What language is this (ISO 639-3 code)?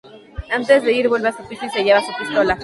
spa